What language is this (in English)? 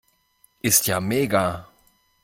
German